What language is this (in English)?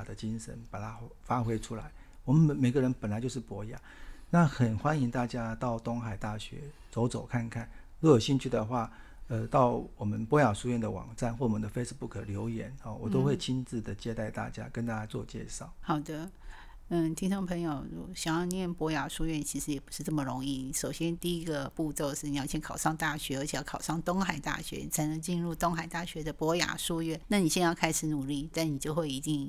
Chinese